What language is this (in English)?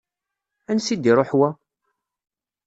Kabyle